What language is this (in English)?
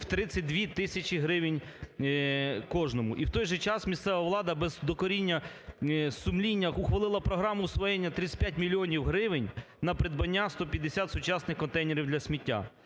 Ukrainian